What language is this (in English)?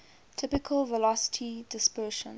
English